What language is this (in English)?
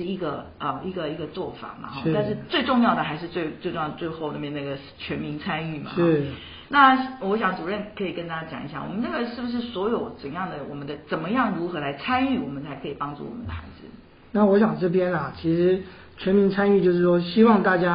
Chinese